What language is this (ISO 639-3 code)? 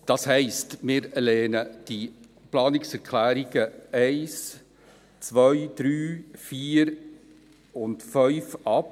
gsw